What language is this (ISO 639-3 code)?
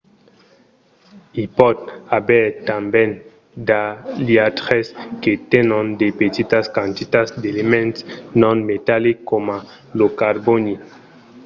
oci